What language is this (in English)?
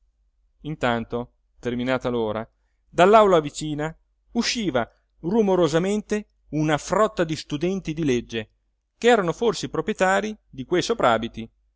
Italian